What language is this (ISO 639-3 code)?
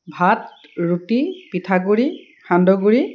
asm